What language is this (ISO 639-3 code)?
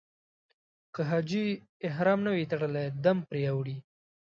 pus